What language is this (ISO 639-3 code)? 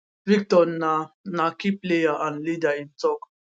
pcm